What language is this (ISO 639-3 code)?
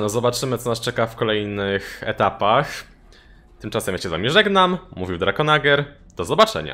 pol